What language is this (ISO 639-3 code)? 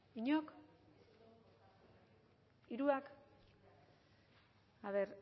eus